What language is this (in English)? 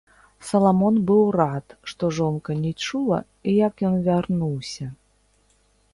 Belarusian